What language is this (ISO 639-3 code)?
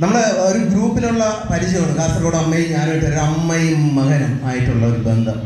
mal